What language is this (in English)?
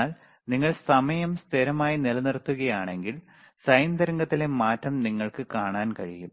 Malayalam